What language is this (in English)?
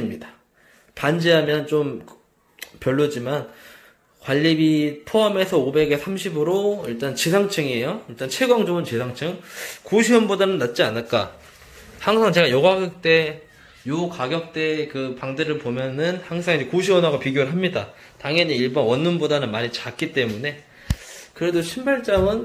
Korean